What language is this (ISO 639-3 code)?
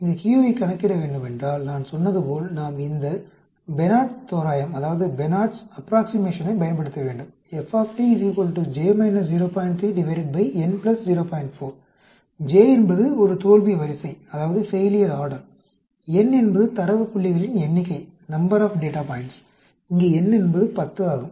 tam